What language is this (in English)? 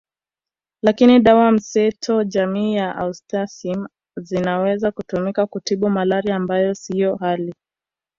Swahili